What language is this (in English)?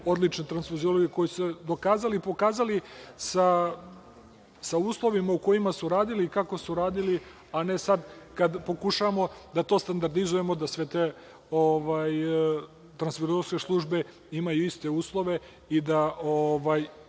Serbian